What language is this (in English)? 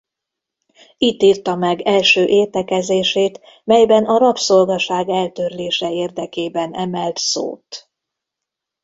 Hungarian